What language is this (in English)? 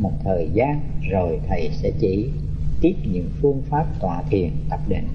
Vietnamese